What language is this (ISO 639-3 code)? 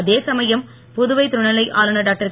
tam